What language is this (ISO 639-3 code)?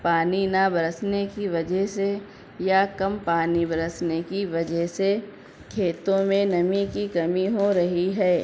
urd